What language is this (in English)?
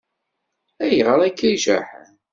Kabyle